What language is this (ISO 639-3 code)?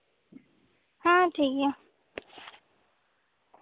sat